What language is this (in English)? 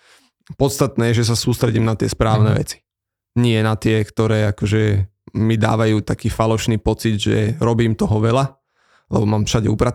Slovak